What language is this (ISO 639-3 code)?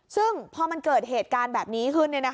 tha